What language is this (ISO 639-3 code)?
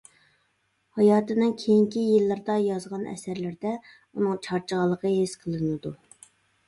uig